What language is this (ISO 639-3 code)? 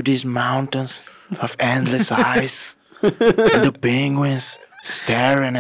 bul